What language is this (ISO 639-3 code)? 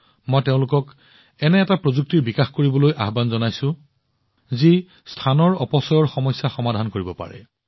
asm